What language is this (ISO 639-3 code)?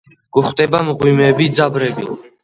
kat